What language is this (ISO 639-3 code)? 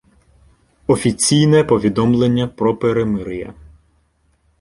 ukr